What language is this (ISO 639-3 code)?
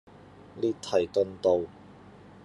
yue